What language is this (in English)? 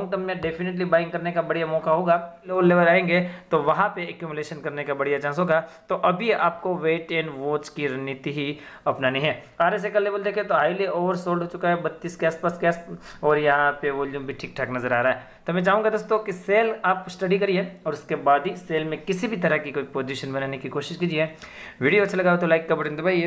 Hindi